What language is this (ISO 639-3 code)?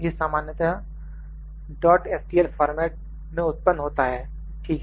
hin